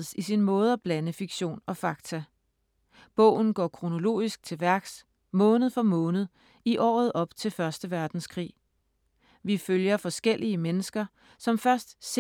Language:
Danish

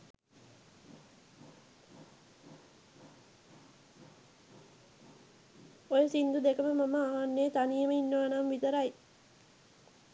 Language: Sinhala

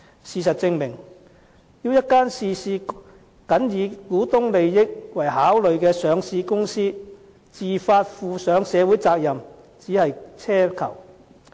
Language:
Cantonese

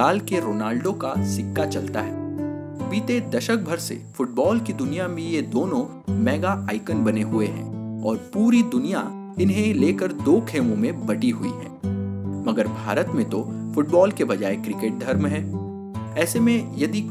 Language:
Hindi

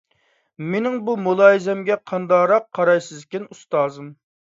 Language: Uyghur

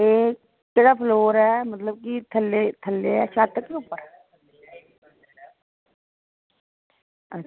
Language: Dogri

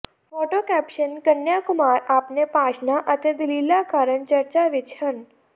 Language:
Punjabi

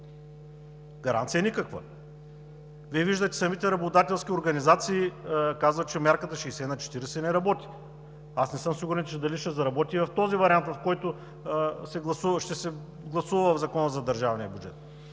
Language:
Bulgarian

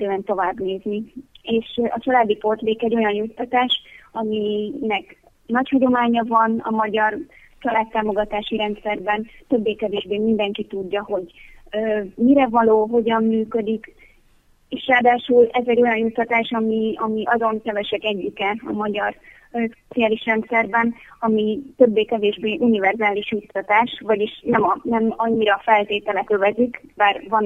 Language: Hungarian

